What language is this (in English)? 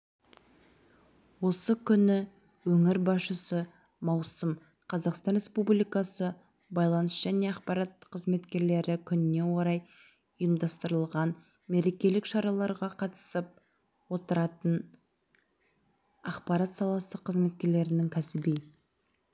Kazakh